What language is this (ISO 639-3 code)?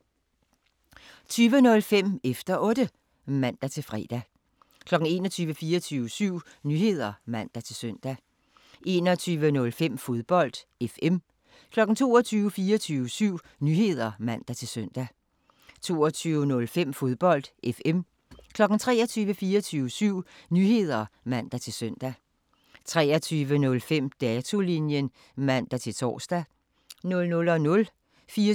dan